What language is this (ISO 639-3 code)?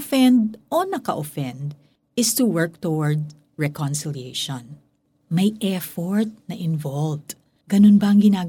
fil